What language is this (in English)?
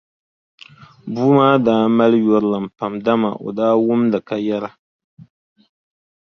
Dagbani